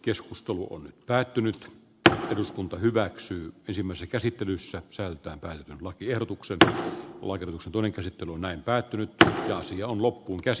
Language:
Finnish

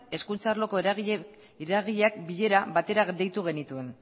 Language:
Basque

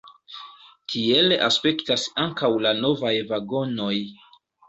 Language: Esperanto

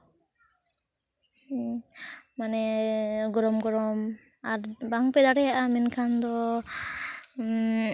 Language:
Santali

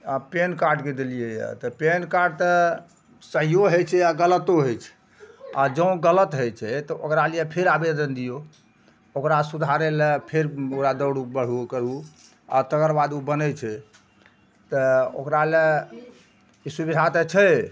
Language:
Maithili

